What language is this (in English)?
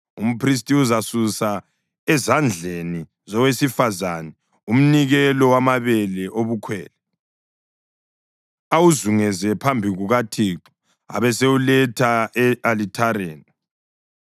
North Ndebele